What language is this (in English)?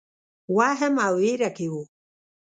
Pashto